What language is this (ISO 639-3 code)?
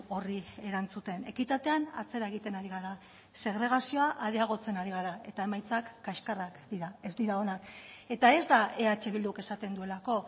eus